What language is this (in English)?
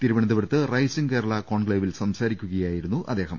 Malayalam